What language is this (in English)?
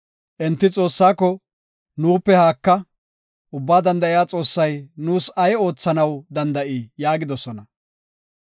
Gofa